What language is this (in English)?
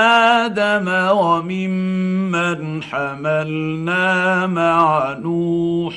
Arabic